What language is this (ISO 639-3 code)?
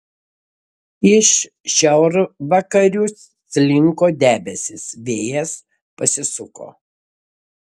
lit